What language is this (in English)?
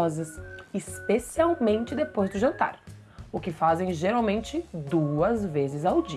Portuguese